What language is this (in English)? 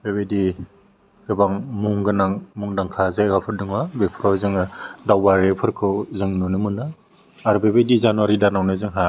Bodo